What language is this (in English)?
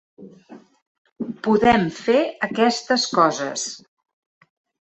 Catalan